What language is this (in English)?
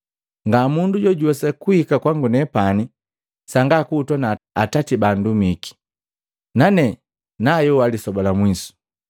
Matengo